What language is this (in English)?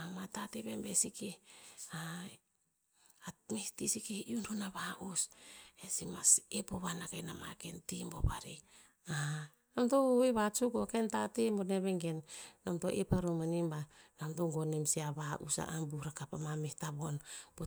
Tinputz